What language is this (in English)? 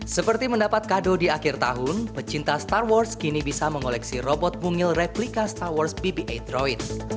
Indonesian